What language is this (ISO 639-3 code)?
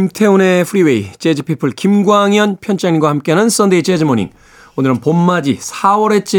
kor